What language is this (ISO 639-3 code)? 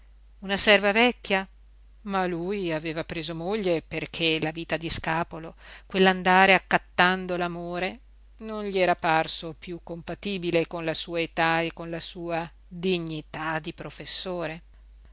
ita